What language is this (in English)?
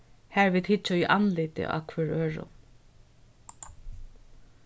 Faroese